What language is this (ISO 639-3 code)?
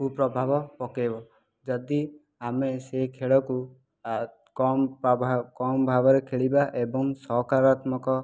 ori